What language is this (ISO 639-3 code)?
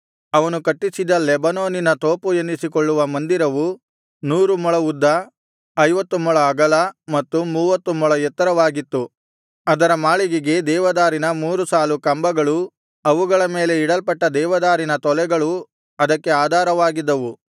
kan